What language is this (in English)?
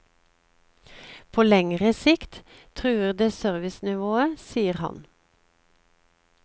Norwegian